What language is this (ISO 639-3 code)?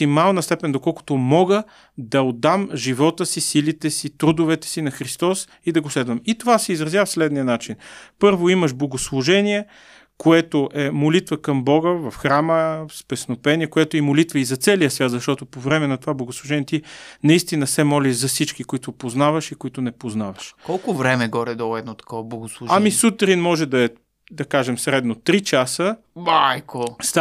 bul